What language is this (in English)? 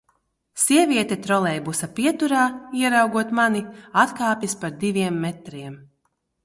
Latvian